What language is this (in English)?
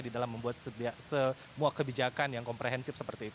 Indonesian